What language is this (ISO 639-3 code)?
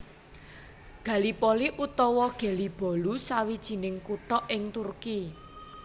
jav